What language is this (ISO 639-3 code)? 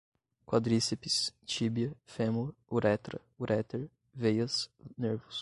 por